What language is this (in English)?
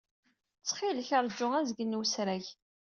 Kabyle